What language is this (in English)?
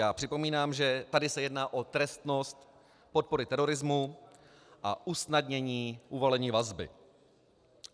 Czech